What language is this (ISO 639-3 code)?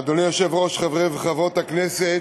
heb